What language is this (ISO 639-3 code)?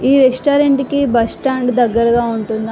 tel